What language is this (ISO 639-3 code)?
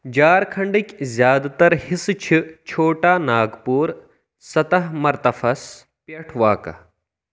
kas